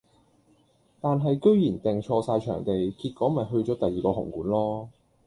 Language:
Cantonese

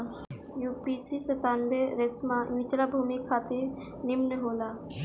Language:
Bhojpuri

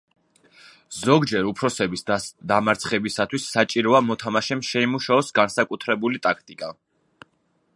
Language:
Georgian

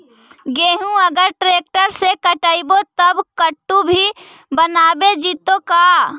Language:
Magahi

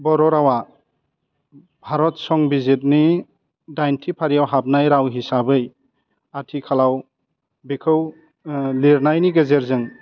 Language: Bodo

